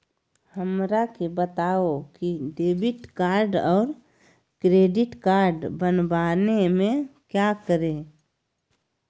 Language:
Magahi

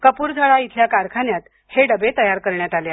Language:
Marathi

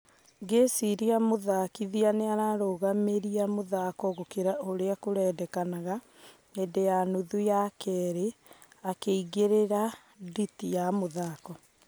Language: Kikuyu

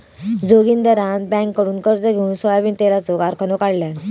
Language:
Marathi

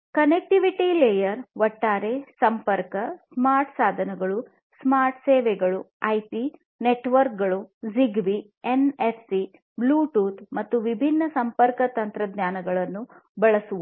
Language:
Kannada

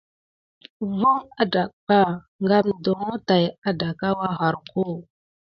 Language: Gidar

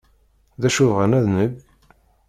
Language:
Kabyle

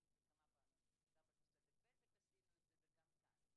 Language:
Hebrew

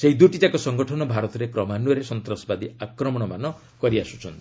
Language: Odia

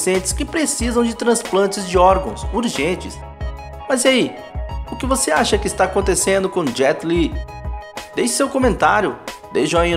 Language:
Portuguese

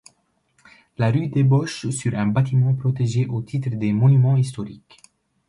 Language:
French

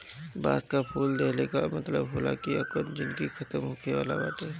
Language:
Bhojpuri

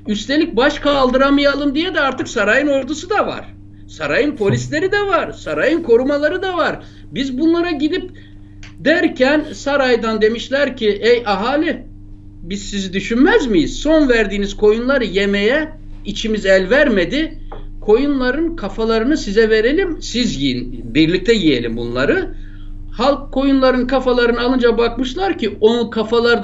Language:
Turkish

